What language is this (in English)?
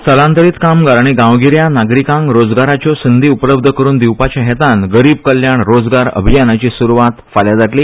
Konkani